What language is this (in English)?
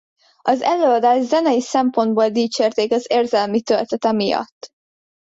Hungarian